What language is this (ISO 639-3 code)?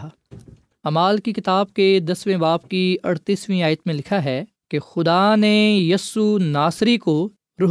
urd